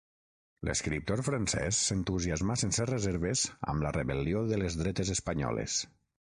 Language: Catalan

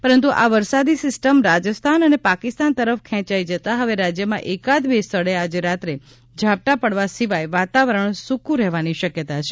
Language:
Gujarati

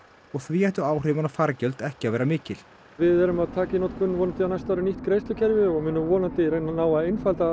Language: Icelandic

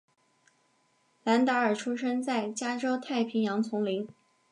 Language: Chinese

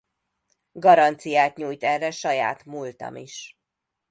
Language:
Hungarian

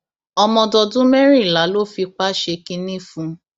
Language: Yoruba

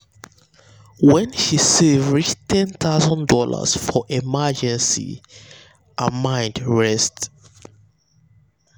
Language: Nigerian Pidgin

